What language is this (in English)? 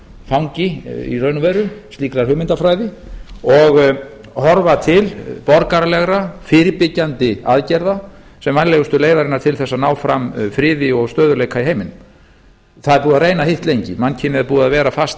Icelandic